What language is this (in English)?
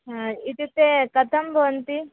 Sanskrit